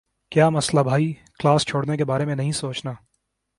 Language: Urdu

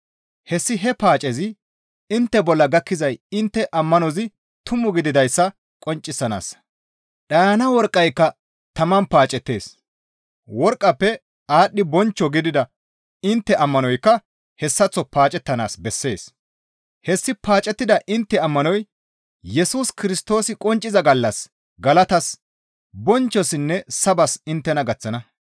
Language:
Gamo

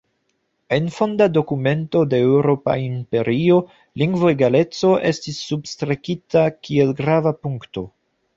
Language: Esperanto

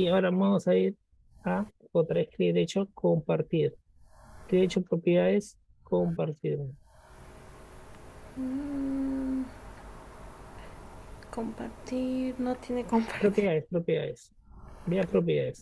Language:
Spanish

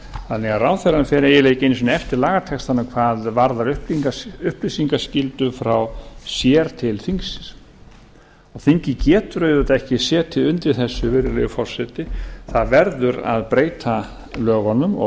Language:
Icelandic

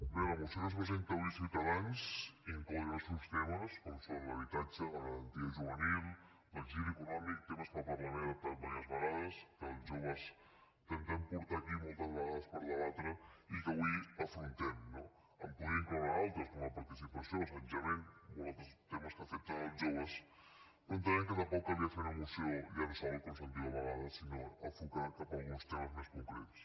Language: Catalan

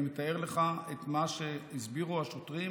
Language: Hebrew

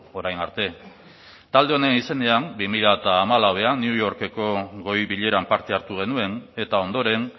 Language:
Basque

